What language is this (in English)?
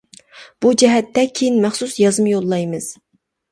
Uyghur